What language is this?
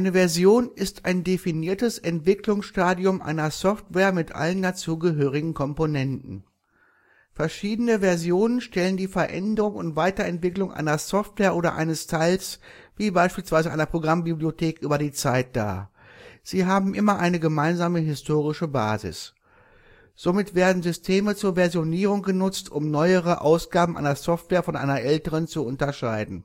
German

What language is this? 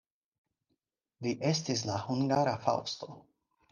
Esperanto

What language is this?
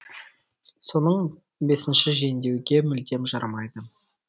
Kazakh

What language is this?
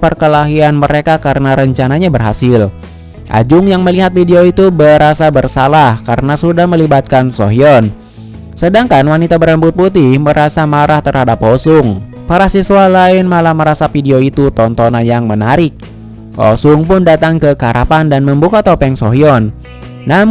Indonesian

